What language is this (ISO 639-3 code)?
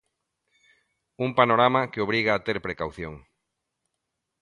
glg